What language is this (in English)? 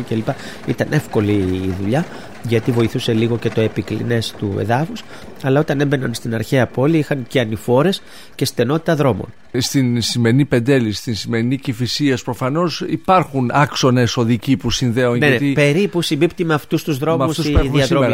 Greek